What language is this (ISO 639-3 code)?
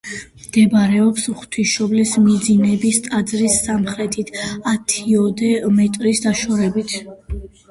kat